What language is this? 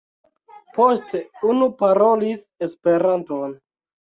Esperanto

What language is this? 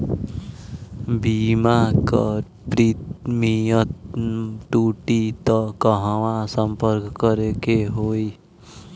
Bhojpuri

